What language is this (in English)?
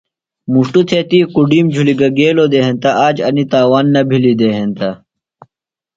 Phalura